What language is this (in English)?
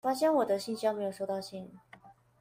Chinese